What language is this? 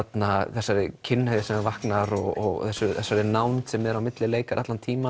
Icelandic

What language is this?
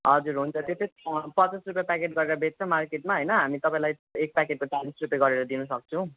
Nepali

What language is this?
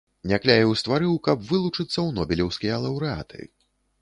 Belarusian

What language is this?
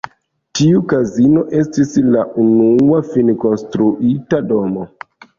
Esperanto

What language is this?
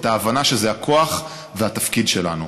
Hebrew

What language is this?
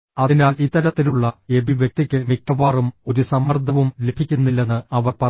Malayalam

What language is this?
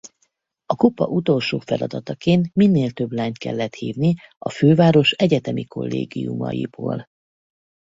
Hungarian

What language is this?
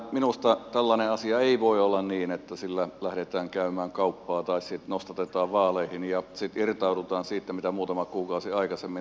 Finnish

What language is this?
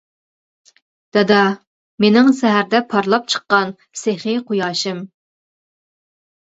Uyghur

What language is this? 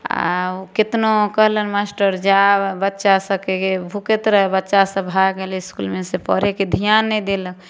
Maithili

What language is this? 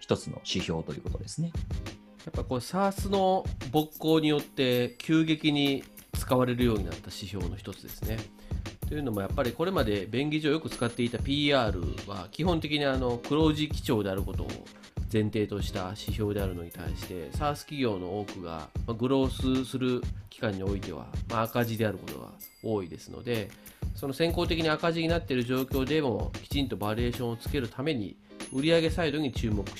Japanese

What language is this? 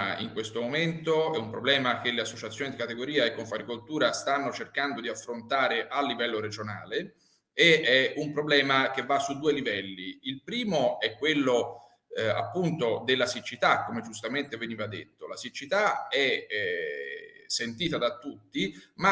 Italian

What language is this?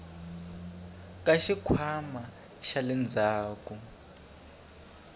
Tsonga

